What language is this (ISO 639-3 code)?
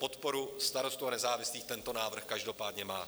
ces